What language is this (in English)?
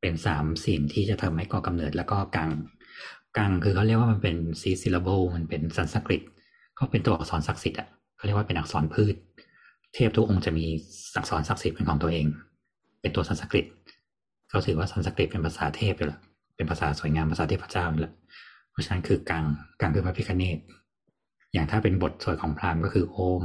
Thai